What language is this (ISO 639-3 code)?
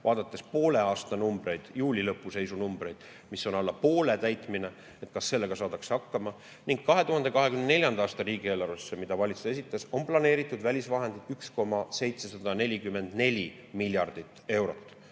est